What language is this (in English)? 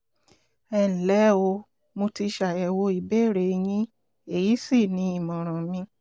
Yoruba